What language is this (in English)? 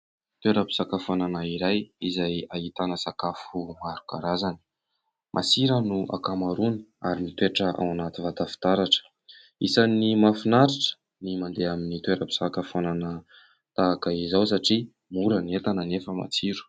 Malagasy